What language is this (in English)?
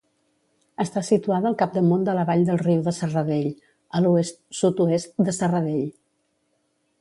Catalan